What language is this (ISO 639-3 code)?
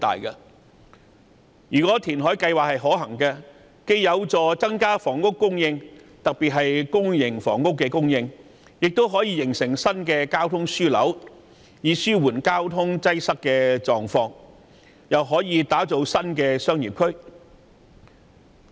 yue